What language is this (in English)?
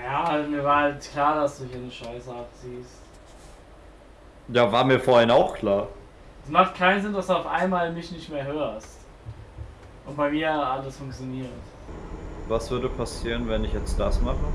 German